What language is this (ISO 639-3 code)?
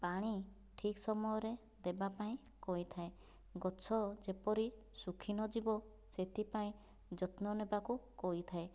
ori